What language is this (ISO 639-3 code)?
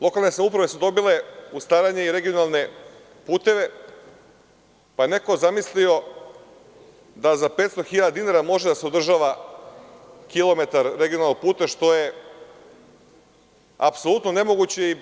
srp